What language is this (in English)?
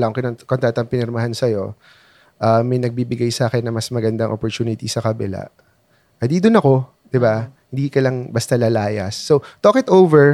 Filipino